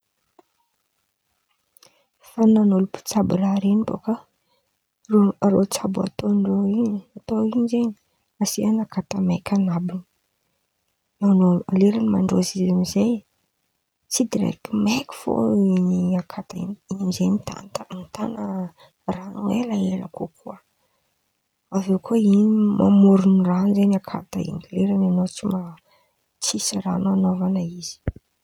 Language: Antankarana Malagasy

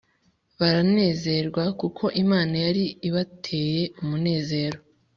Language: Kinyarwanda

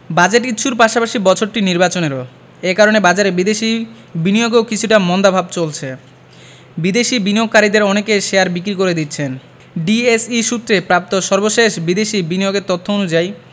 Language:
Bangla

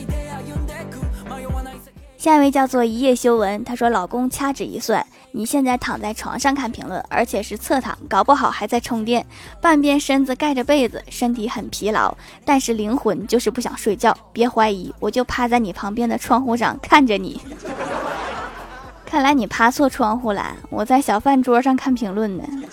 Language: Chinese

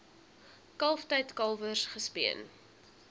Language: Afrikaans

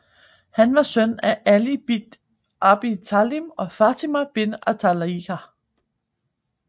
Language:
Danish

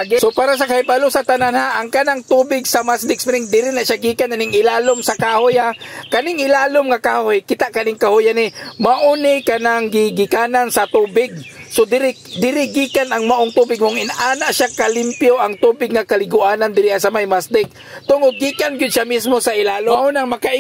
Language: Filipino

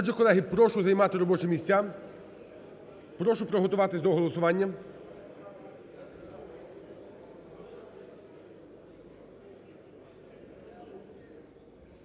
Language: Ukrainian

